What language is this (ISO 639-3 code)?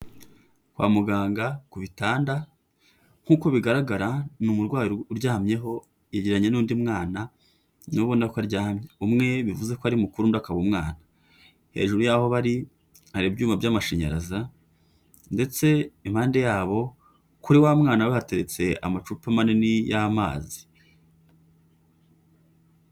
kin